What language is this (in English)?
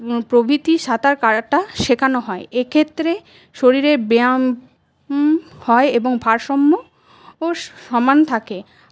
Bangla